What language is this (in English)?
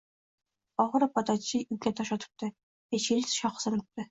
Uzbek